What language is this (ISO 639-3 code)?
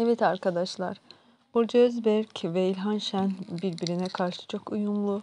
tur